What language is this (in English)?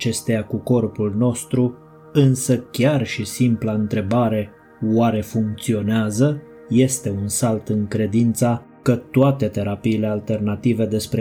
Romanian